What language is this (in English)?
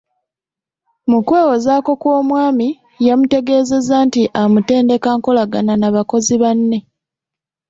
Ganda